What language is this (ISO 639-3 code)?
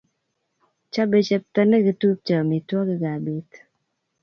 kln